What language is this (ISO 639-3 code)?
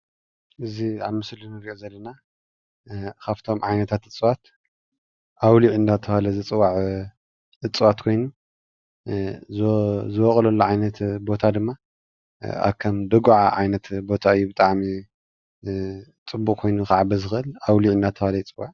tir